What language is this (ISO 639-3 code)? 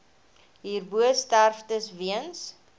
afr